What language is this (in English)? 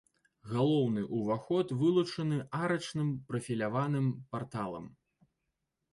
Belarusian